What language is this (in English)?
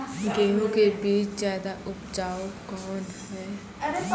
Maithili